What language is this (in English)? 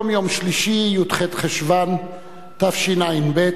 Hebrew